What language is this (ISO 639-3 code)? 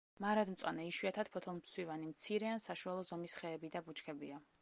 kat